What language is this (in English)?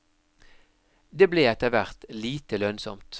Norwegian